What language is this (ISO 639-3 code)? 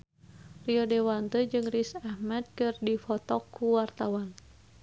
sun